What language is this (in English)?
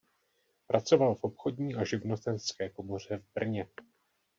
Czech